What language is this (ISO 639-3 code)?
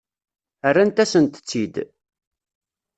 kab